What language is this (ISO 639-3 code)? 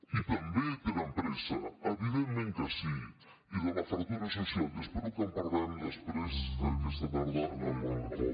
cat